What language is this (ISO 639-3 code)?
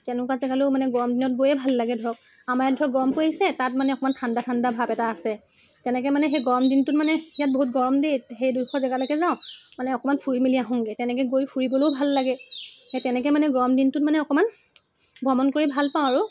asm